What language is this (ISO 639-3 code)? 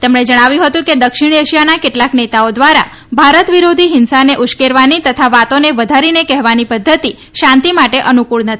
guj